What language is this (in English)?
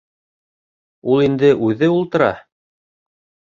Bashkir